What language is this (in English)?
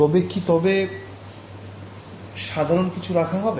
Bangla